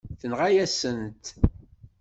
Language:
Kabyle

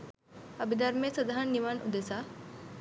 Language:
Sinhala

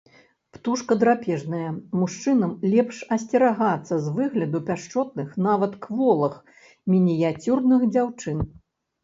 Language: Belarusian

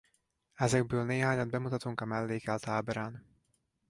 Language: Hungarian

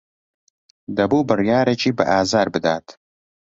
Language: Central Kurdish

